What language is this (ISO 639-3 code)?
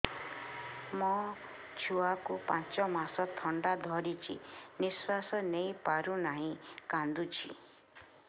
ori